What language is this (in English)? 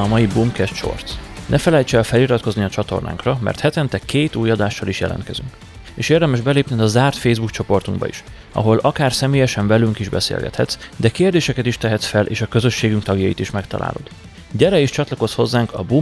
Hungarian